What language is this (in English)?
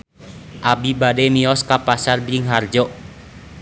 Sundanese